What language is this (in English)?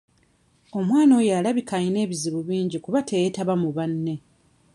Ganda